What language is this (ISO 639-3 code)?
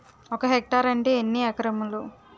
tel